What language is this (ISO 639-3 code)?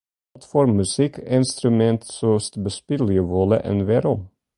fry